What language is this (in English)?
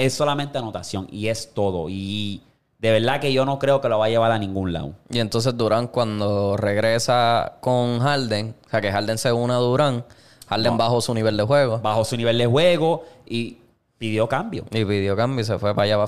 Spanish